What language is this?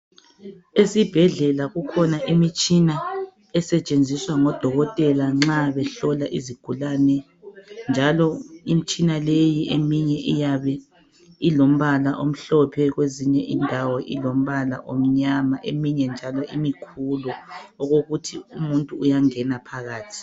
North Ndebele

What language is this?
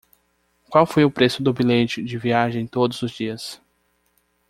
Portuguese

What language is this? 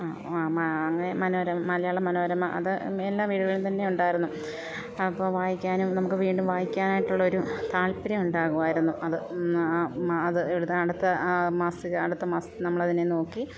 Malayalam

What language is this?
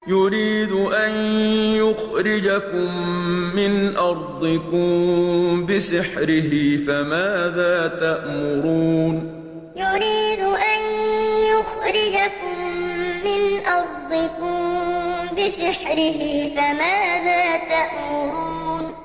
Arabic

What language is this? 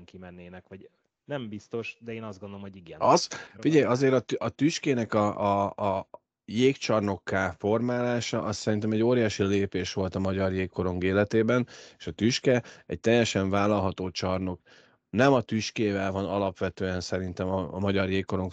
Hungarian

